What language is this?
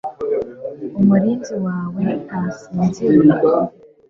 Kinyarwanda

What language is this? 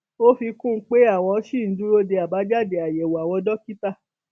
Yoruba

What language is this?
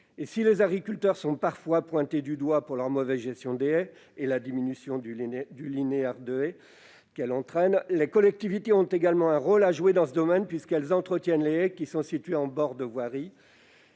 French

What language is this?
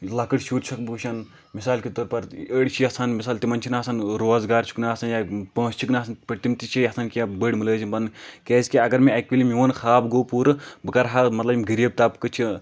Kashmiri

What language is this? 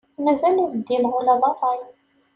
Kabyle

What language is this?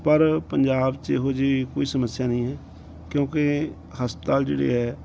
Punjabi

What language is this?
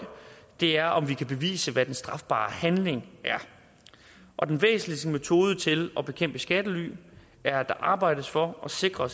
Danish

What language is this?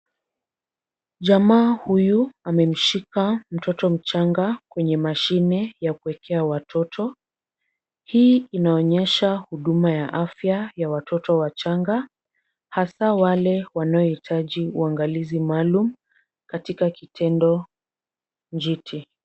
Swahili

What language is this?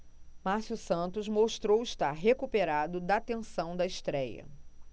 Portuguese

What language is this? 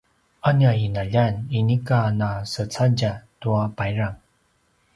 Paiwan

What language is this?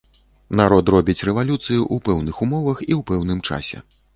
Belarusian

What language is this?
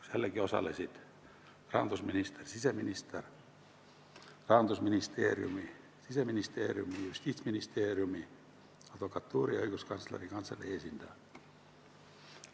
Estonian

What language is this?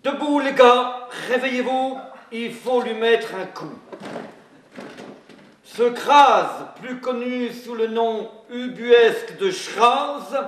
French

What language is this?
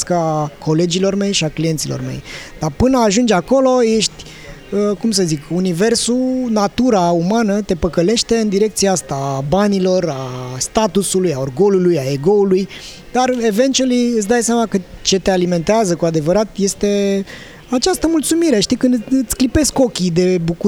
Romanian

